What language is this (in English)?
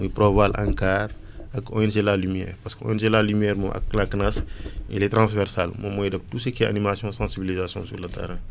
Wolof